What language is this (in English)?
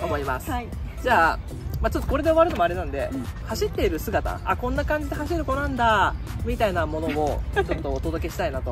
Japanese